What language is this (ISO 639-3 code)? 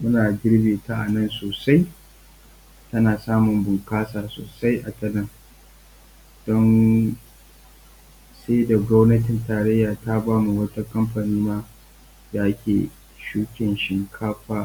hau